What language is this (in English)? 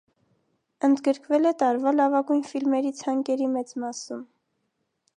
Armenian